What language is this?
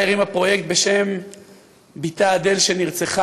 Hebrew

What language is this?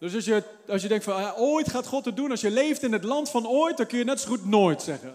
Dutch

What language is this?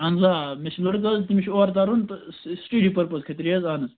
Kashmiri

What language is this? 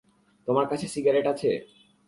Bangla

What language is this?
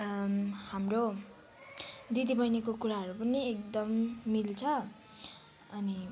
Nepali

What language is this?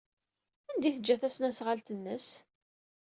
Kabyle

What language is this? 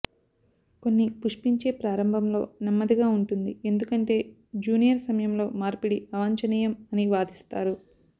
Telugu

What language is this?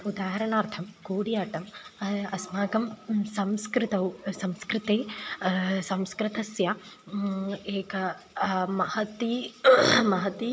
Sanskrit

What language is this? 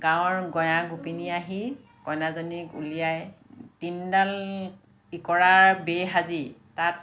Assamese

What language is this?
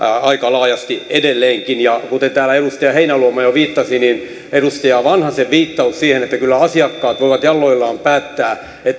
Finnish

